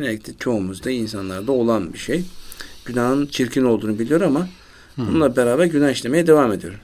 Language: Turkish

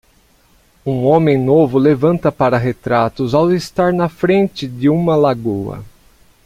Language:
Portuguese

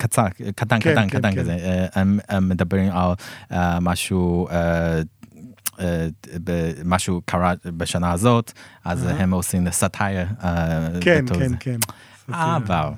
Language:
Hebrew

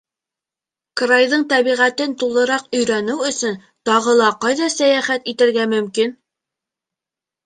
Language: Bashkir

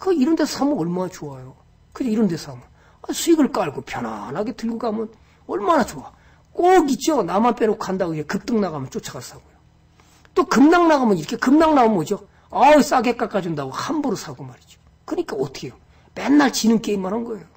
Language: Korean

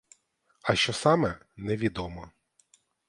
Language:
Ukrainian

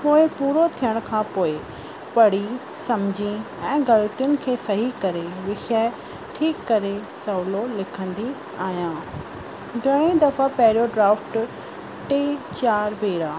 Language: Sindhi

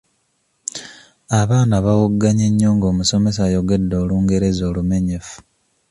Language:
Ganda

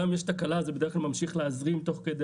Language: Hebrew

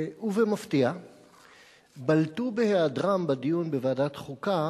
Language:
Hebrew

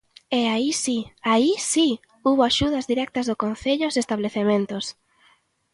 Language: Galician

